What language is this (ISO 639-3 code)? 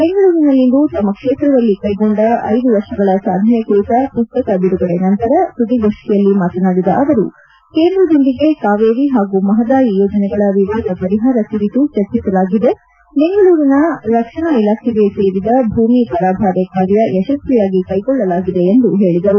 kan